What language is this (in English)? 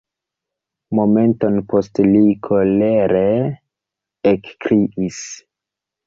Esperanto